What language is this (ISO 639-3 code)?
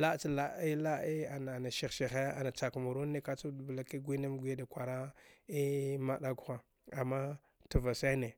dgh